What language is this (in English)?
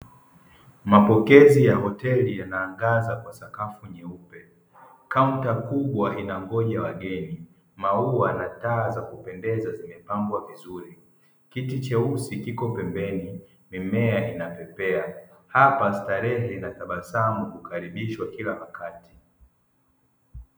Swahili